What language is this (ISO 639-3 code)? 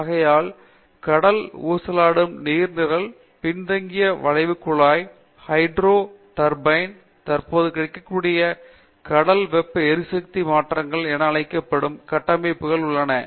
tam